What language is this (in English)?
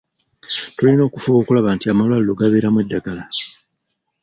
Ganda